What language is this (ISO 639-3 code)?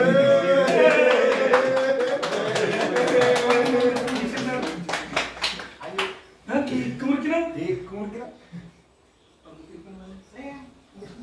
spa